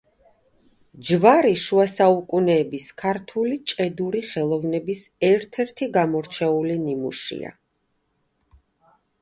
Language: Georgian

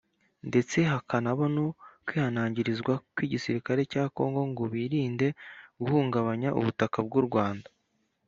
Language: Kinyarwanda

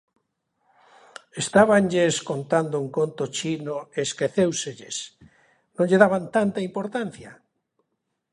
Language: Galician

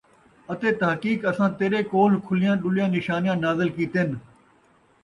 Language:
Saraiki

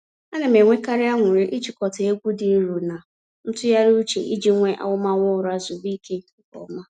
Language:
Igbo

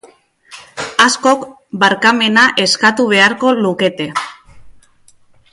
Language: Basque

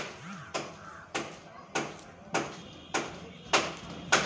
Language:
Bhojpuri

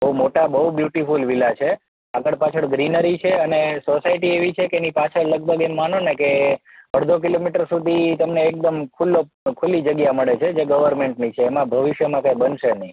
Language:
Gujarati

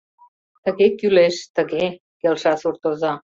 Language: Mari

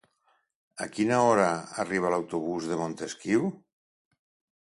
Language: Catalan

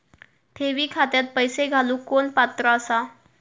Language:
Marathi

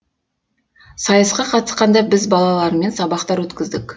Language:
Kazakh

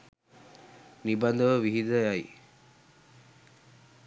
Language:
Sinhala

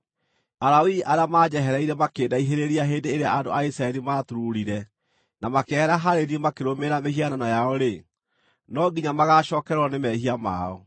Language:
Kikuyu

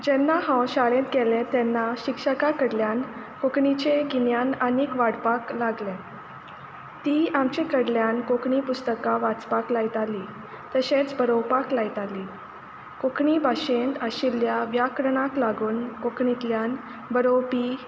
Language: Konkani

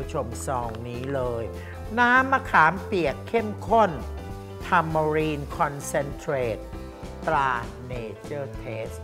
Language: Thai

